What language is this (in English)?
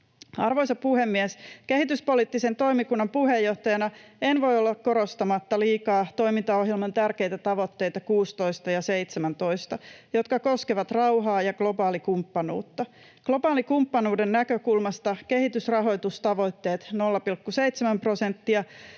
Finnish